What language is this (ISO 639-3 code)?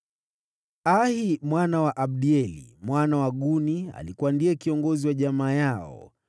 swa